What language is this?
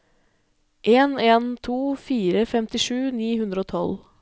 Norwegian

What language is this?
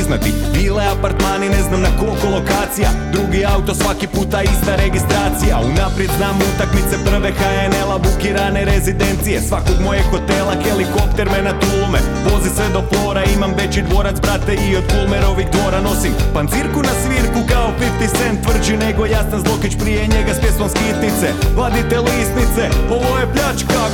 Croatian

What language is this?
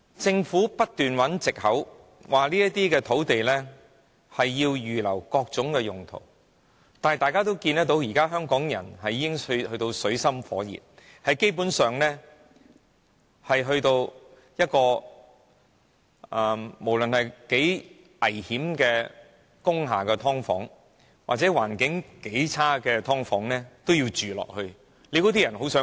Cantonese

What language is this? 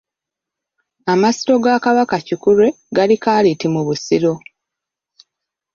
Ganda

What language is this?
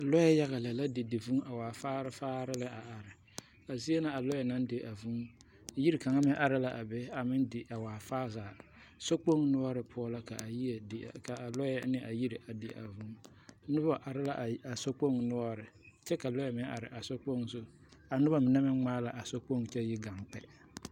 Southern Dagaare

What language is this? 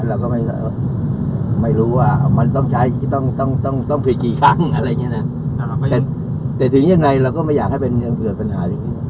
Thai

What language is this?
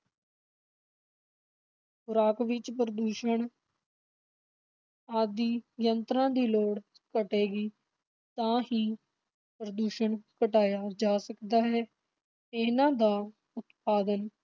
Punjabi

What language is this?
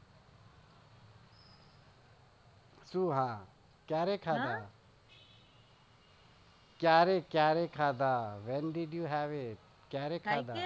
Gujarati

